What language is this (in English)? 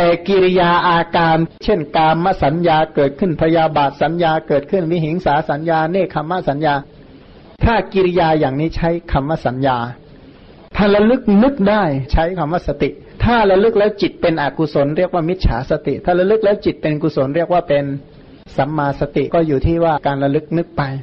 Thai